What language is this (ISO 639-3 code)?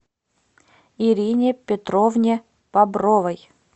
rus